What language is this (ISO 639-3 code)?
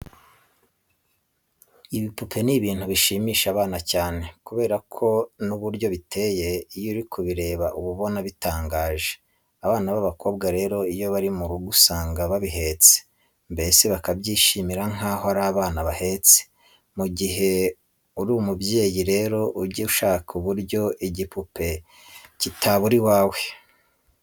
kin